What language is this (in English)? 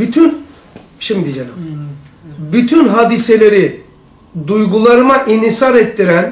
Turkish